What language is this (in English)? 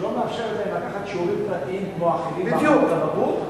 Hebrew